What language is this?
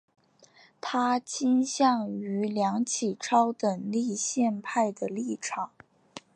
Chinese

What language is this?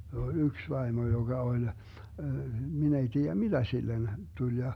Finnish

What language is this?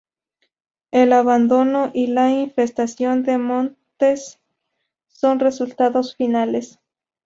Spanish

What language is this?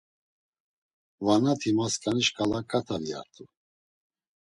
Laz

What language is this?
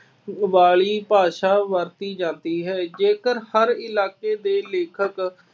Punjabi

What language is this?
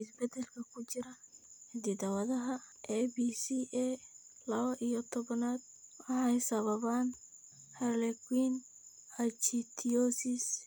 Somali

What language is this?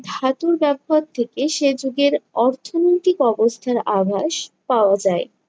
Bangla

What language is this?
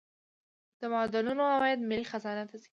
Pashto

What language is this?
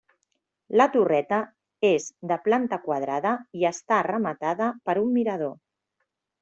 Catalan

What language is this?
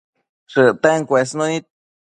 Matsés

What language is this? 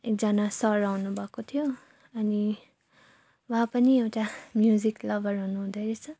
Nepali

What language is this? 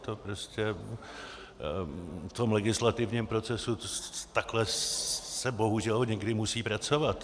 Czech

